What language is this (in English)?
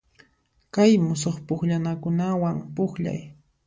Puno Quechua